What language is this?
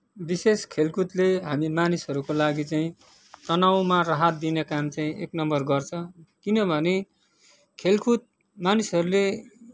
Nepali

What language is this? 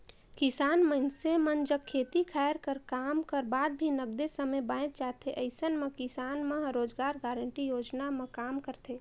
Chhattisgarhi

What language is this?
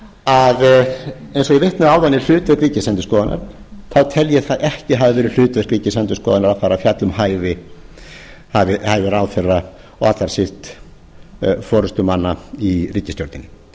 Icelandic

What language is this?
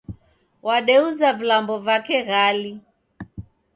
Taita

